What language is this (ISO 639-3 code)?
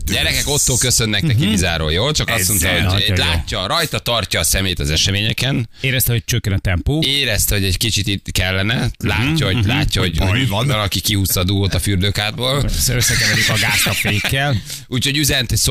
hun